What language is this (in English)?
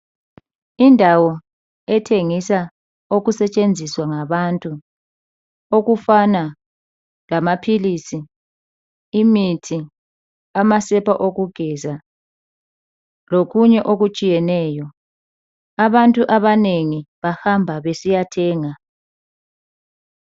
North Ndebele